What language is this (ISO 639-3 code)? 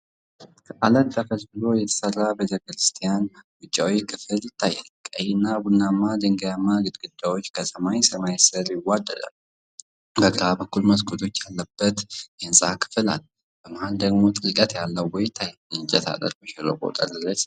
amh